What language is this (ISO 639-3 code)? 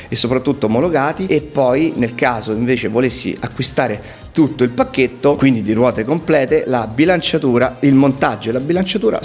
ita